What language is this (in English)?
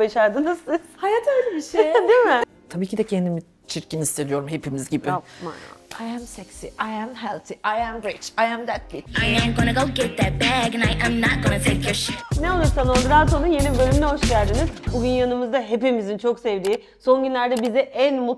Turkish